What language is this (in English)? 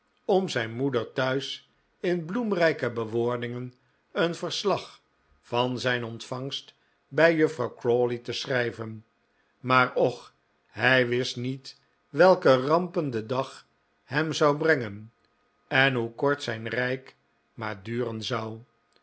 Dutch